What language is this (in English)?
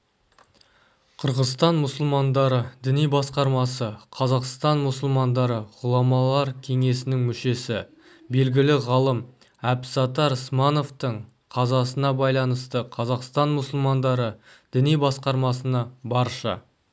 Kazakh